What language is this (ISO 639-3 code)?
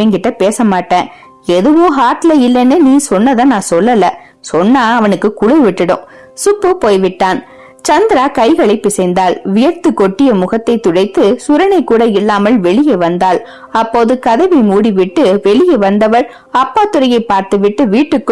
tam